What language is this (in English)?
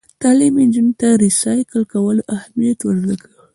Pashto